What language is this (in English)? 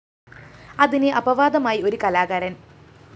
Malayalam